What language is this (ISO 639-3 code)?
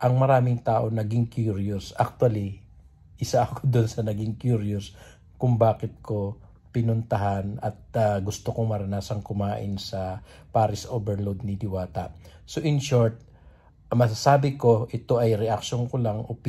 fil